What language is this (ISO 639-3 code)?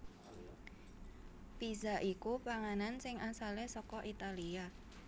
jav